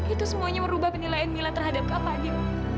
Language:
Indonesian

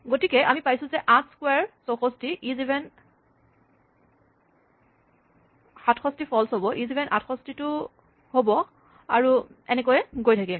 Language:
Assamese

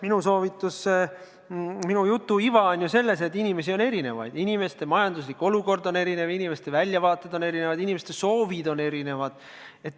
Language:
Estonian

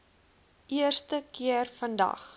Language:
Afrikaans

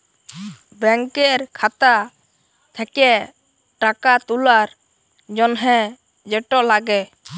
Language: Bangla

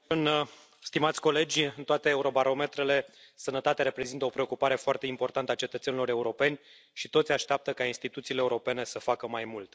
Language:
Romanian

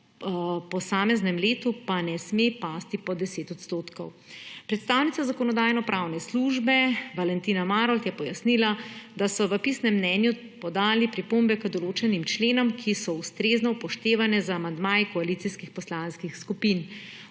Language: Slovenian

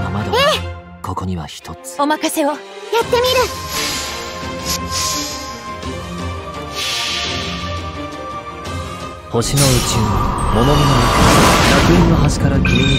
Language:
Japanese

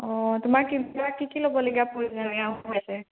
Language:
Assamese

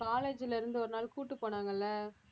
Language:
Tamil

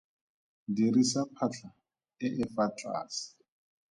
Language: Tswana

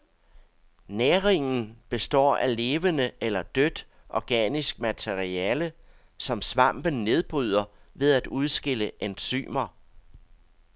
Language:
Danish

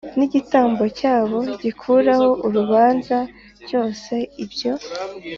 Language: Kinyarwanda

